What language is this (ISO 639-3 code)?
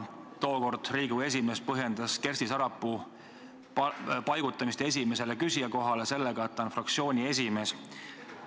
est